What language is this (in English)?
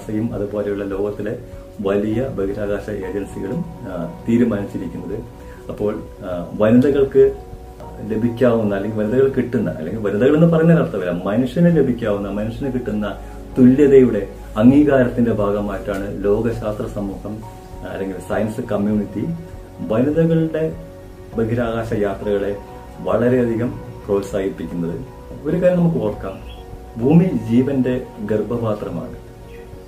Malayalam